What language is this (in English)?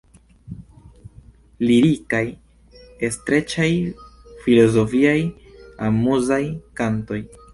Esperanto